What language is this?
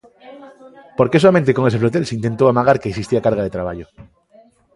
Galician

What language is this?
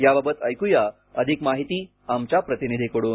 Marathi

